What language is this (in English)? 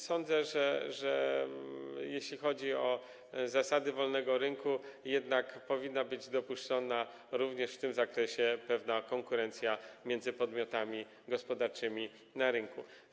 Polish